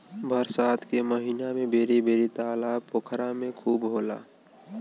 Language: Bhojpuri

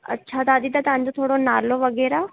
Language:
Sindhi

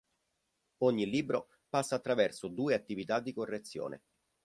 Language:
Italian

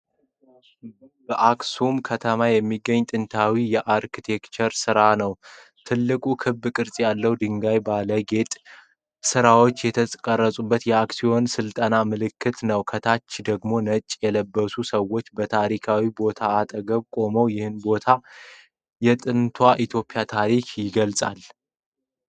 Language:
Amharic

